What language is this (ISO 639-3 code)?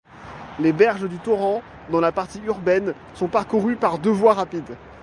fra